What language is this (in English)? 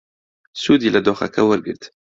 Central Kurdish